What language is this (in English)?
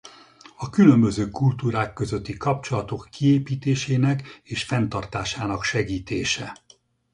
Hungarian